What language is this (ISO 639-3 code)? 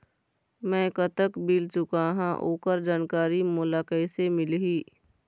hne